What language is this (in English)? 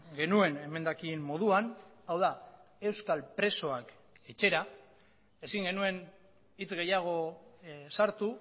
Basque